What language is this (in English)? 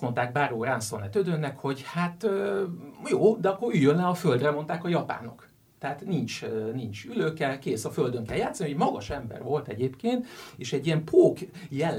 Hungarian